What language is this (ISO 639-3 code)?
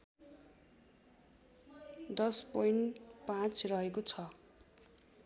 nep